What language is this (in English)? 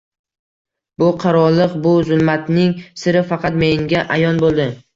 Uzbek